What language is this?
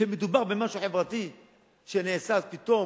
Hebrew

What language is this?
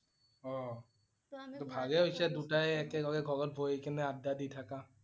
Assamese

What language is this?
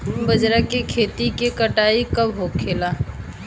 Bhojpuri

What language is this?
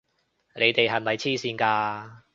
Cantonese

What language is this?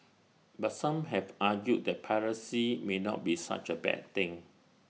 English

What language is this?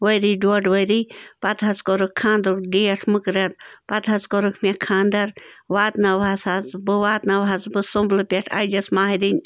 Kashmiri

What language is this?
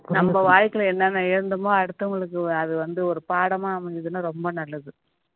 Tamil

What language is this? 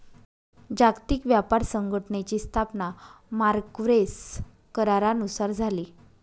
Marathi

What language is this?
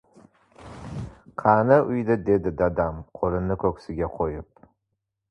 Uzbek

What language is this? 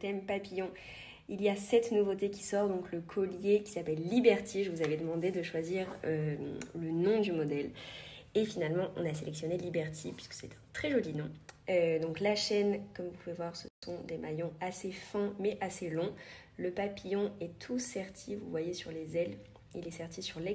French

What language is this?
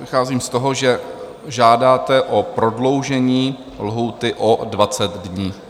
Czech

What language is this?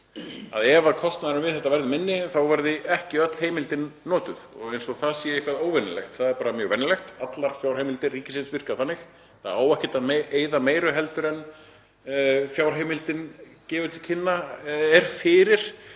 Icelandic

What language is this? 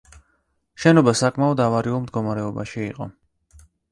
Georgian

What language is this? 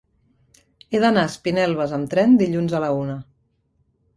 Catalan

